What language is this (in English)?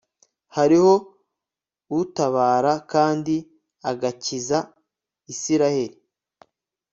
Kinyarwanda